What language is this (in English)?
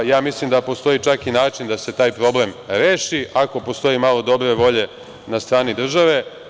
Serbian